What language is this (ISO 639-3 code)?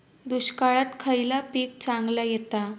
mar